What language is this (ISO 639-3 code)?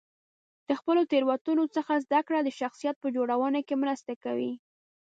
pus